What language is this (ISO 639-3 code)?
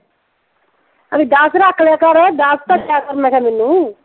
pan